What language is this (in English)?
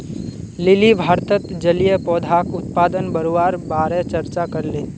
Magahi